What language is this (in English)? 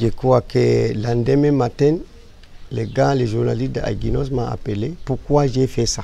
French